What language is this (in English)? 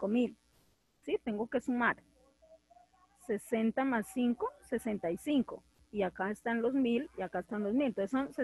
Spanish